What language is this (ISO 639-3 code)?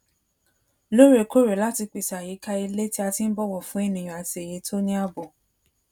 yor